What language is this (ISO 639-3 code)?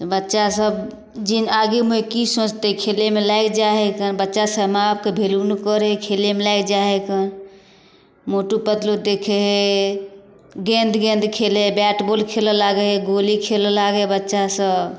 mai